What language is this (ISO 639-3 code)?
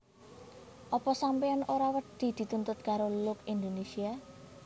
jav